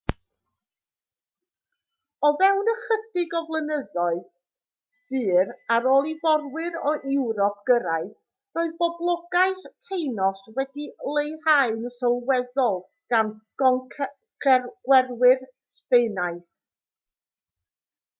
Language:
Welsh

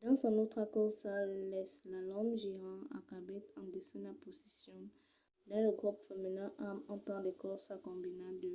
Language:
Occitan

